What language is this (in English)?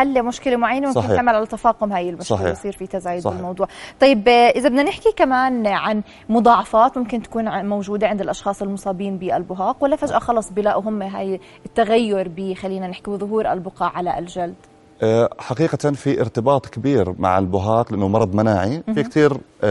Arabic